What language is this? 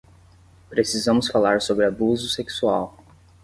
Portuguese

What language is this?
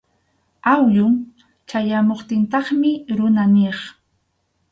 Arequipa-La Unión Quechua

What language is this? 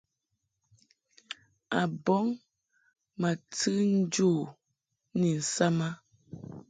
Mungaka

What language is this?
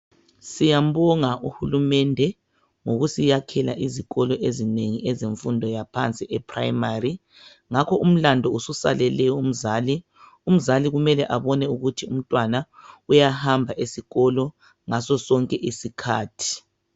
North Ndebele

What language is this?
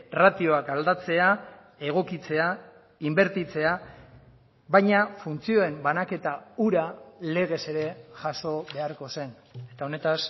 Basque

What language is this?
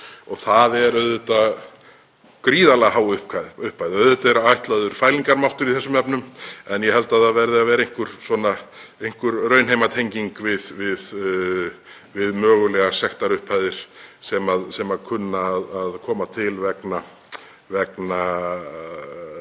Icelandic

